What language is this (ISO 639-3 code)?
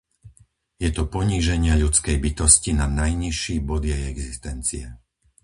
slk